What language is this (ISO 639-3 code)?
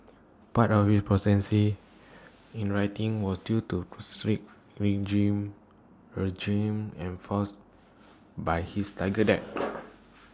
eng